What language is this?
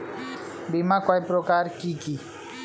Bangla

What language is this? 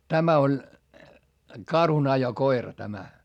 Finnish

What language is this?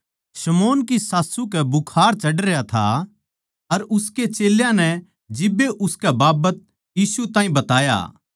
Haryanvi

